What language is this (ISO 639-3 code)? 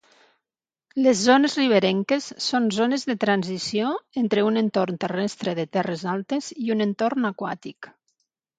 cat